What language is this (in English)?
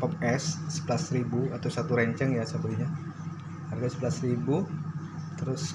Indonesian